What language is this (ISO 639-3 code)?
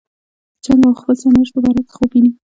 pus